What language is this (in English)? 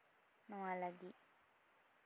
Santali